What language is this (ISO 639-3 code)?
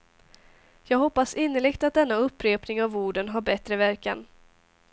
swe